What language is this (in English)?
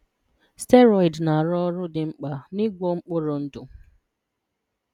Igbo